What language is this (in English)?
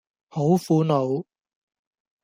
Cantonese